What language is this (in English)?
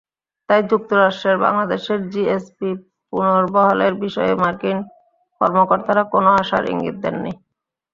Bangla